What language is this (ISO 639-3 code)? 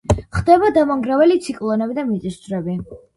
kat